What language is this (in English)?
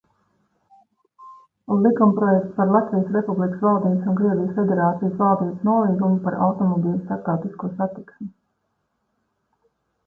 Latvian